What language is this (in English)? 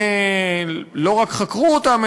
Hebrew